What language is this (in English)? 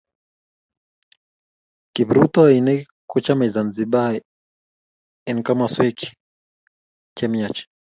Kalenjin